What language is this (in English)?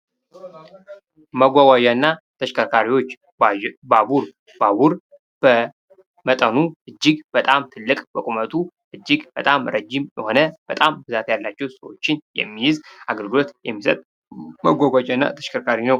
Amharic